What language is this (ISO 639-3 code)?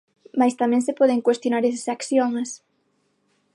glg